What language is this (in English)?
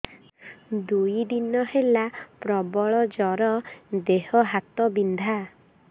Odia